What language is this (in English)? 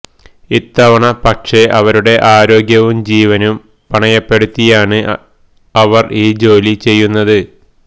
Malayalam